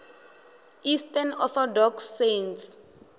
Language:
Venda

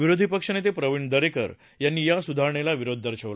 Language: Marathi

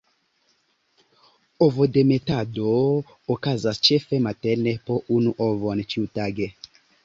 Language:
Esperanto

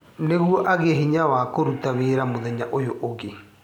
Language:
Kikuyu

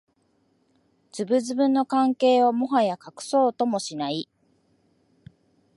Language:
Japanese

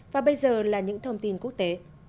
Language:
Vietnamese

